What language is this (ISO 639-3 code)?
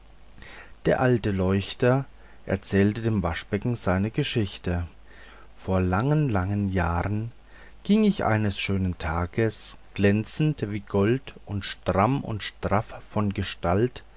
deu